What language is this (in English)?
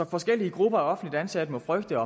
Danish